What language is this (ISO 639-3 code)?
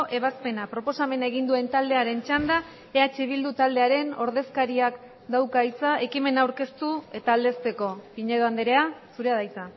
eus